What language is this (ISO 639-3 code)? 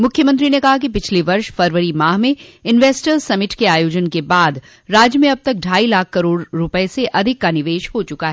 hin